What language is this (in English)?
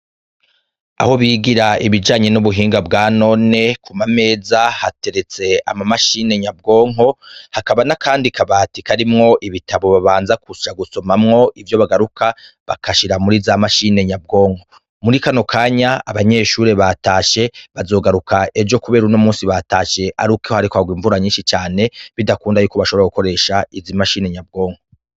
Rundi